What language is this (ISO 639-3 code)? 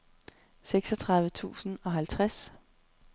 dan